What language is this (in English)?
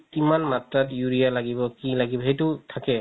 Assamese